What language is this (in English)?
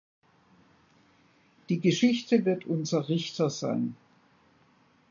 German